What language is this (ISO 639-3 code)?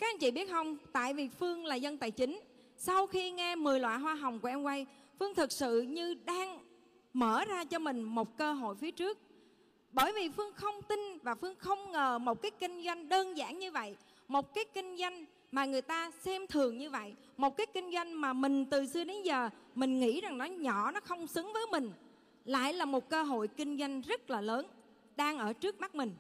vie